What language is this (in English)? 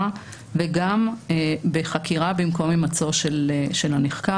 Hebrew